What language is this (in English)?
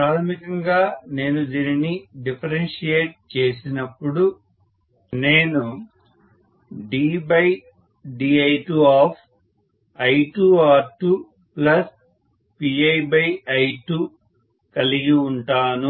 Telugu